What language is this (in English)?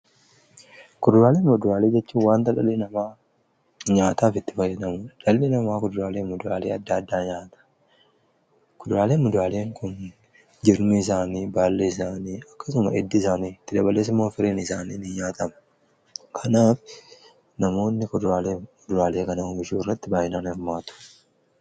Oromo